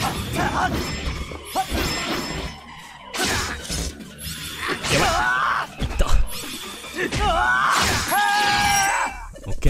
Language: Japanese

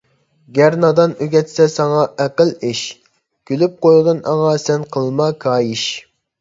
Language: Uyghur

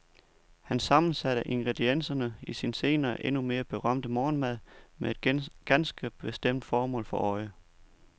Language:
Danish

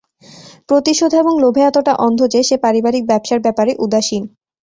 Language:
Bangla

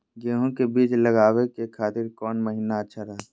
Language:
Magahi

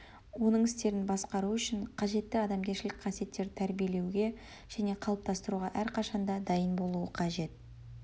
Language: Kazakh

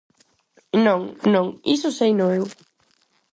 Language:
Galician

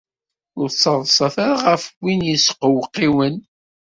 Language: Kabyle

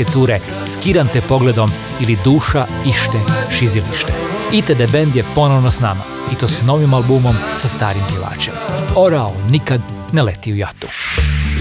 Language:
Croatian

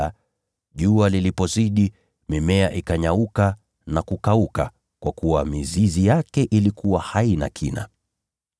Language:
Swahili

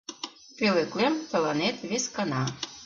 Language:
Mari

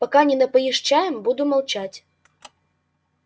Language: Russian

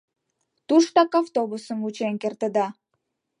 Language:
Mari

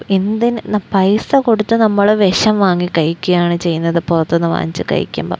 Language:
Malayalam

